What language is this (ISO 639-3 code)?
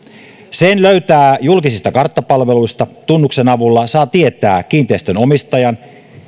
fin